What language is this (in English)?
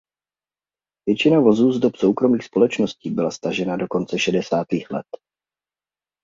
Czech